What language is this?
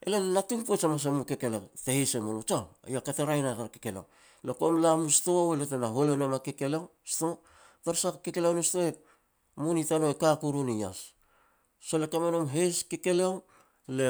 Petats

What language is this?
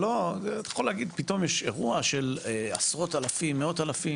Hebrew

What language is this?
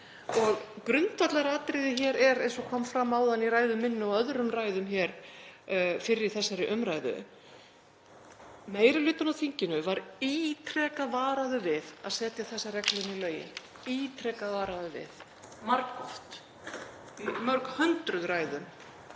Icelandic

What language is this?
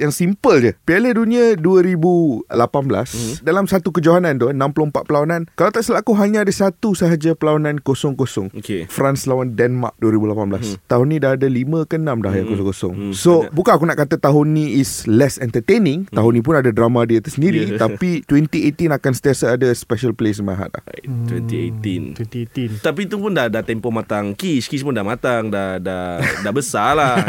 Malay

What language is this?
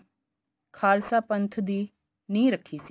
Punjabi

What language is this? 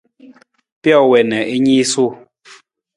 Nawdm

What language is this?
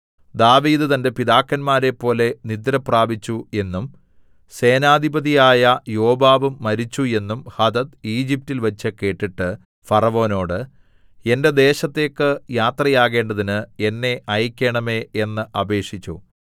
Malayalam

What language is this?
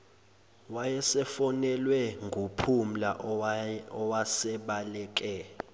Zulu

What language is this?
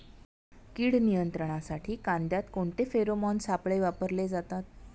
Marathi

